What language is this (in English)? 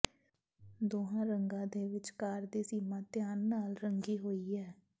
Punjabi